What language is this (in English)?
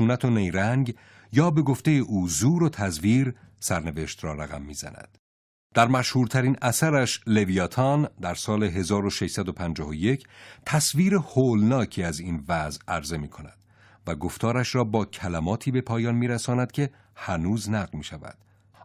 Persian